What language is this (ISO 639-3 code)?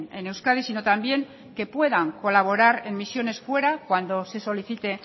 spa